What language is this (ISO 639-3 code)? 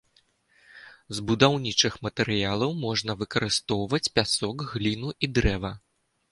bel